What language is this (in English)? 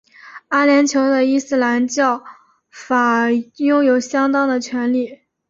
Chinese